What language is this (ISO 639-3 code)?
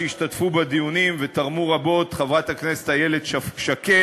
heb